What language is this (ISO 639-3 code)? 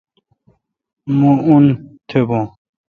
xka